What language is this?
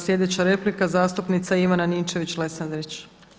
Croatian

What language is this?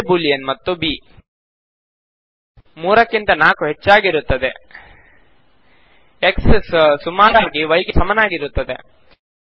Kannada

